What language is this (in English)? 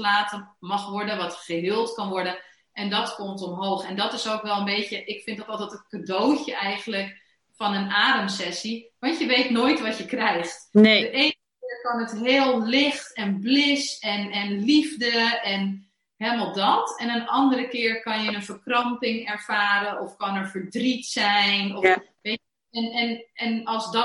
Dutch